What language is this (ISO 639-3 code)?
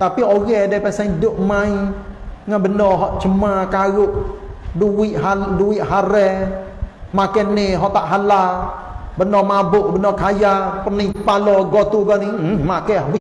msa